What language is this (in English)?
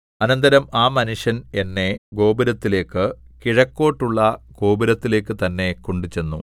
Malayalam